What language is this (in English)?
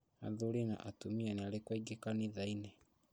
Kikuyu